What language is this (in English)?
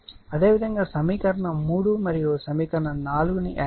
Telugu